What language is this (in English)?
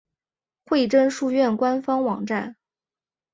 Chinese